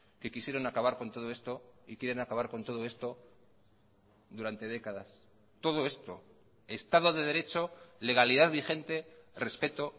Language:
Spanish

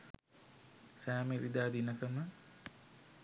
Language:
Sinhala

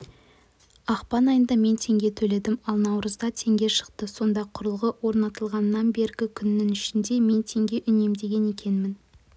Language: Kazakh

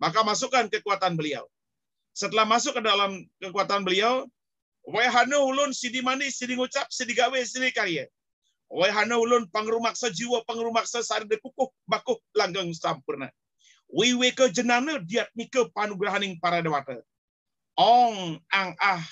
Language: Indonesian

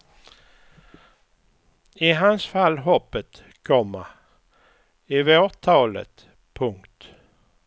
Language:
Swedish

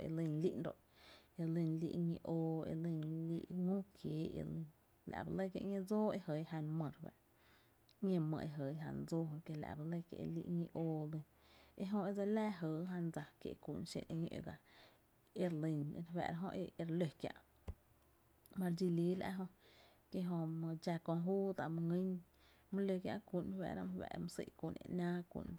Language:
Tepinapa Chinantec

